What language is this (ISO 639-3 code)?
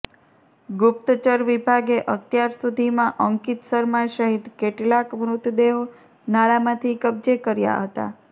guj